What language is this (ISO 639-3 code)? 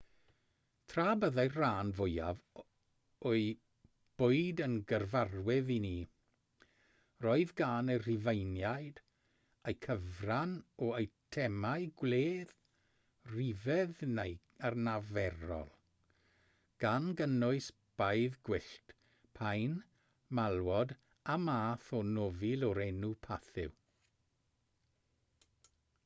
cym